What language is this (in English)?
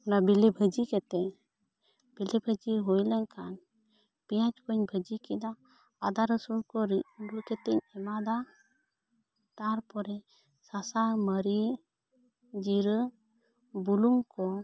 Santali